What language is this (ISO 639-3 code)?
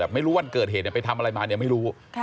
tha